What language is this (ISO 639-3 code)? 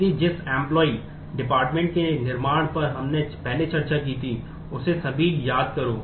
hin